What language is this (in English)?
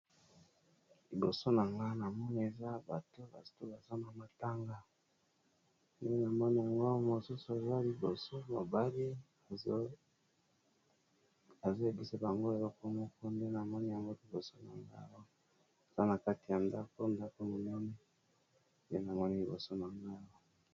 Lingala